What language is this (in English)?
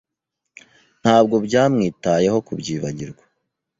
Kinyarwanda